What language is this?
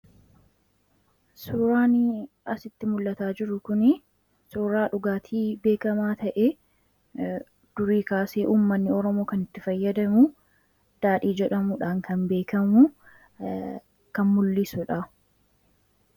Oromo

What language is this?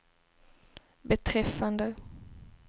Swedish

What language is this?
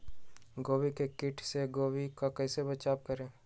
Magahi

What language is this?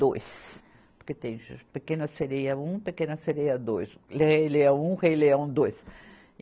Portuguese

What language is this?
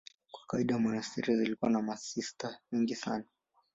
Swahili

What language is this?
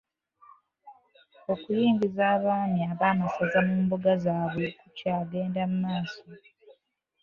Ganda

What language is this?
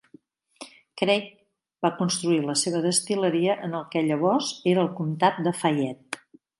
Catalan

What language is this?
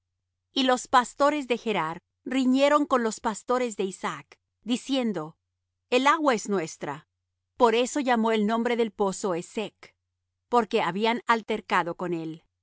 Spanish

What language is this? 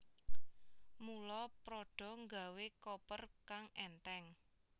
Javanese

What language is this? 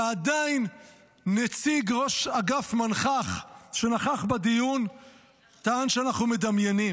Hebrew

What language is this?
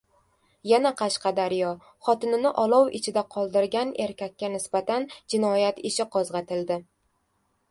Uzbek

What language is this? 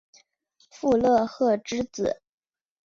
Chinese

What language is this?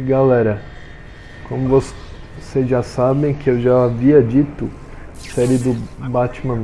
Portuguese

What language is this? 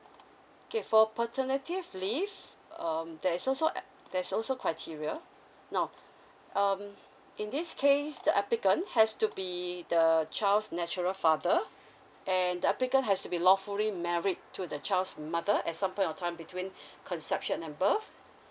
English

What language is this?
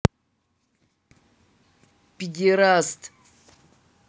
Russian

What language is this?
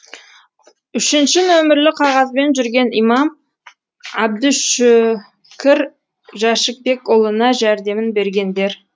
Kazakh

